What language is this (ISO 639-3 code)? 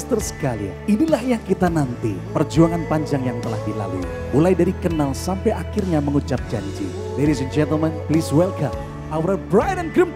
ind